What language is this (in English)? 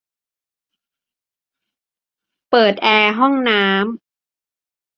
Thai